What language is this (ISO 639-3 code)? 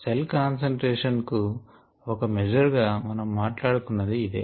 tel